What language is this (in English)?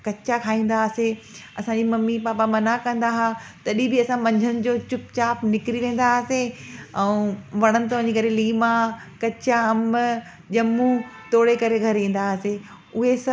Sindhi